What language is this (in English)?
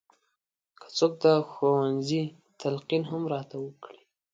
Pashto